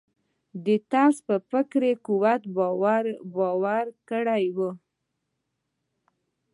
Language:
Pashto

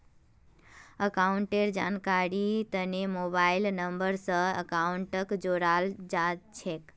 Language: Magahi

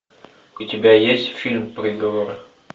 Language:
Russian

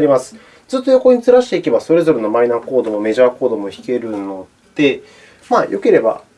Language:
Japanese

